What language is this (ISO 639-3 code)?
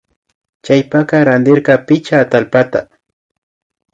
qvi